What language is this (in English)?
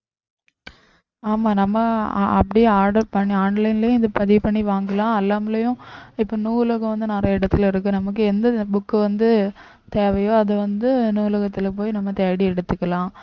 Tamil